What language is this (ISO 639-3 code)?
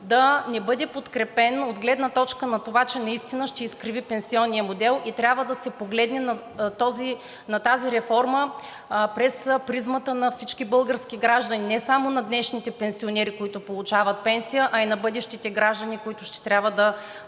bul